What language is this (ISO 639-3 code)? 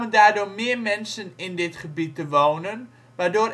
nld